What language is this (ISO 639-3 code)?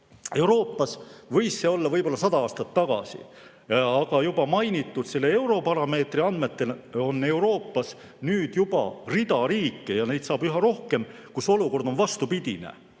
est